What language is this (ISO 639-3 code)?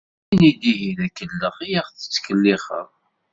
kab